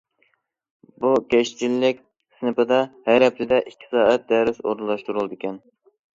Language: Uyghur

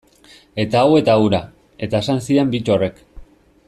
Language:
Basque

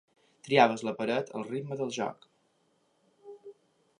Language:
Catalan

